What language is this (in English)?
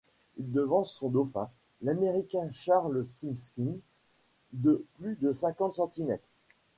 French